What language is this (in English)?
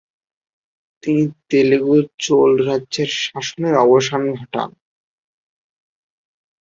Bangla